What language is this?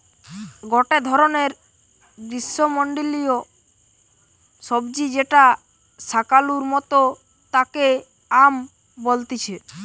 Bangla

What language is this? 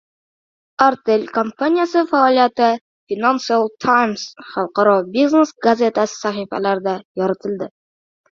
Uzbek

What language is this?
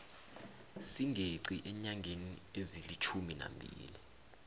South Ndebele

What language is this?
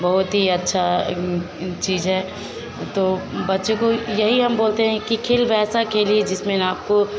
Hindi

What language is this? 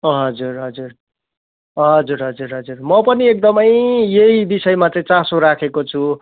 Nepali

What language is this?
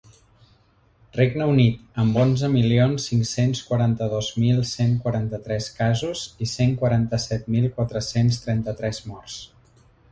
Catalan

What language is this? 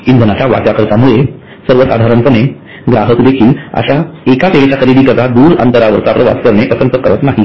Marathi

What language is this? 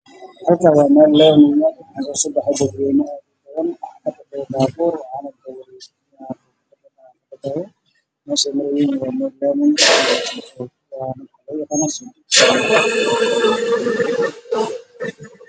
Somali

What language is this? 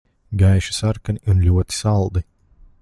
Latvian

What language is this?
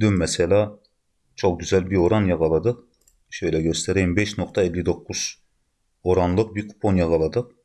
Turkish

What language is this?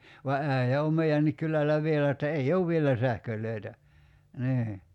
Finnish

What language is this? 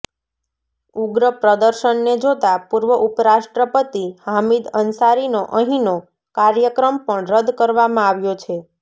Gujarati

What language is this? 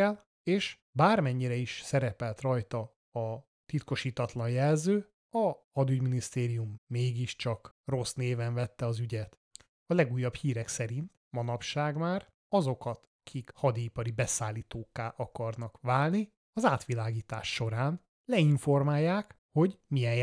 Hungarian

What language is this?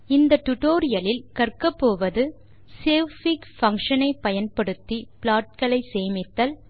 Tamil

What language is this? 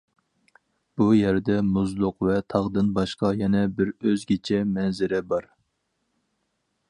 Uyghur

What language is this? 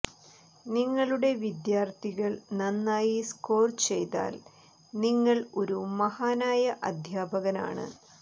Malayalam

